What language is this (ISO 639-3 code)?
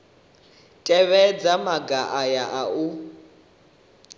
ven